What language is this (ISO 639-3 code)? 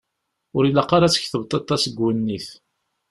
kab